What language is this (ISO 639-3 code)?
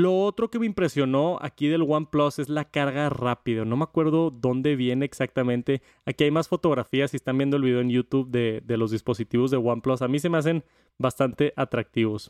spa